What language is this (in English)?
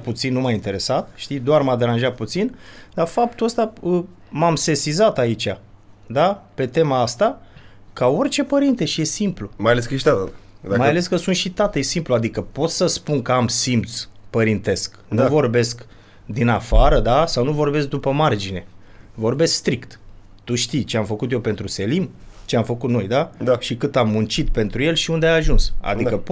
Romanian